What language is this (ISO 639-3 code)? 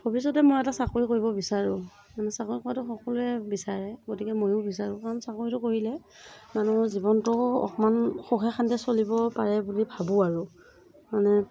asm